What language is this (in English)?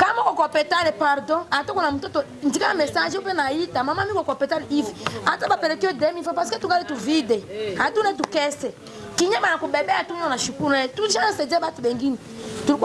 French